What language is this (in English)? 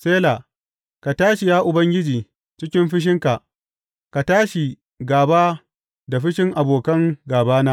Hausa